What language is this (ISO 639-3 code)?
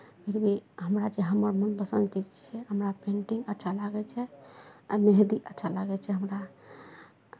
mai